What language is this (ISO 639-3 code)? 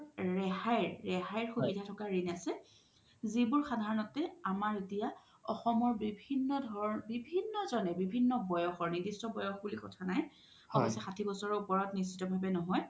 asm